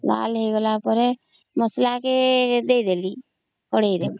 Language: Odia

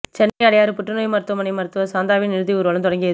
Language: Tamil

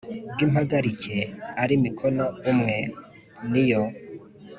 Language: Kinyarwanda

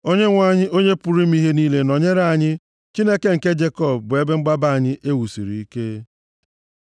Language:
Igbo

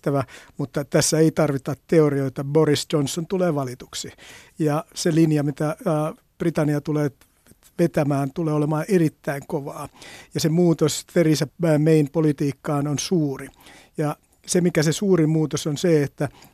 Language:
Finnish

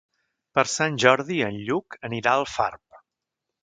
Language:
Catalan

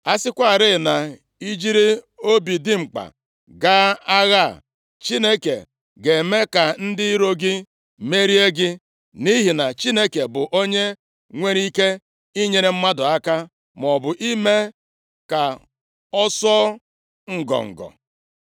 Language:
Igbo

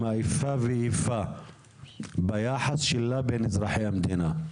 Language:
Hebrew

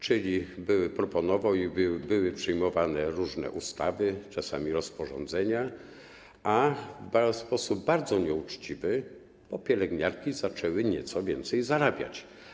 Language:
Polish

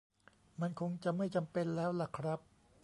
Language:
Thai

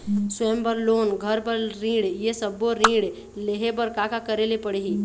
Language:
Chhattisgarhi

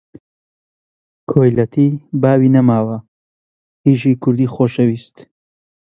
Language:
Central Kurdish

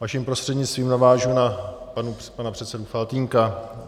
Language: Czech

